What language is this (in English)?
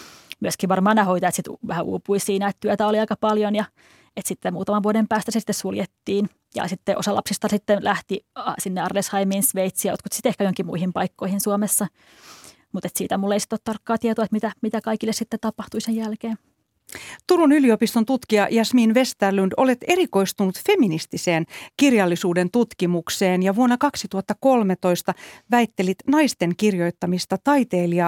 Finnish